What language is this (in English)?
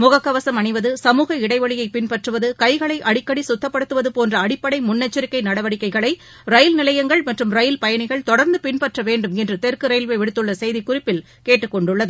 Tamil